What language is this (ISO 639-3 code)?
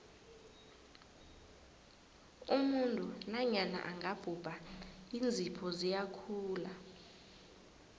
nbl